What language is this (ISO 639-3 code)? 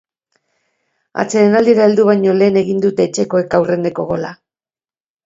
eus